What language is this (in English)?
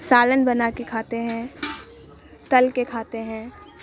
Urdu